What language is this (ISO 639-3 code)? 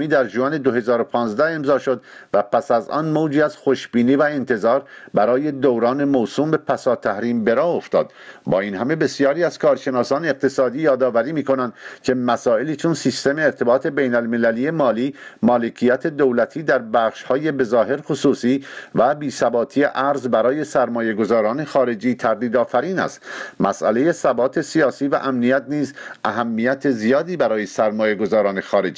fas